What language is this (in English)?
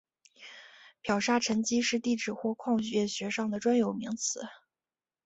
Chinese